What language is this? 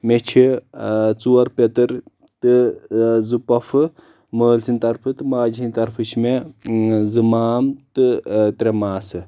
Kashmiri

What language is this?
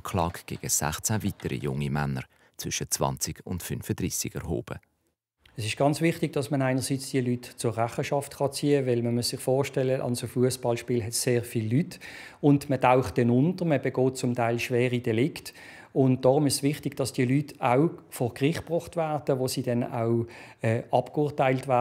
German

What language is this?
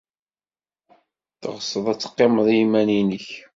Kabyle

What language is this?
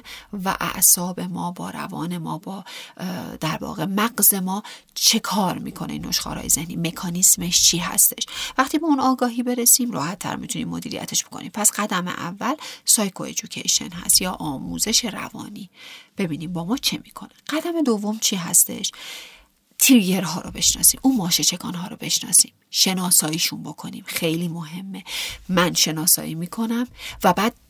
Persian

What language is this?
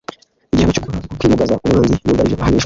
Kinyarwanda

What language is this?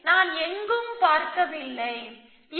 Tamil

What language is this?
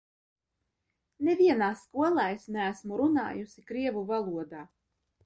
Latvian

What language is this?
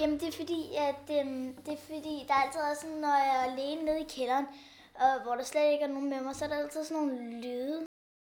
Danish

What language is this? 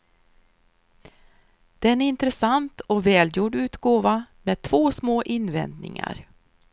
Swedish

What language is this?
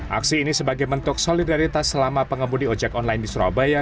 Indonesian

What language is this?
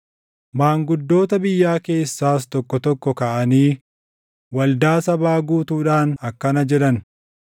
Oromo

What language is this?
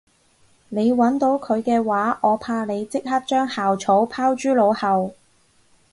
Cantonese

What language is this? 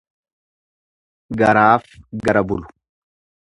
Oromo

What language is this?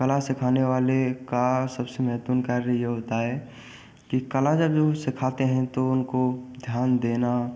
Hindi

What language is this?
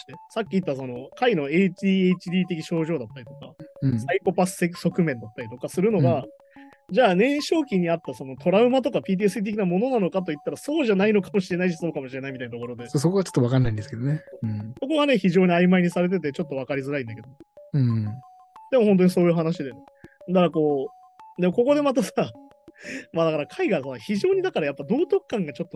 Japanese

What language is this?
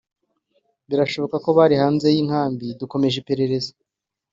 Kinyarwanda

